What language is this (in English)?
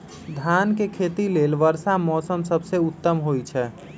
Magahi